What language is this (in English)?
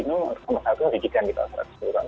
Indonesian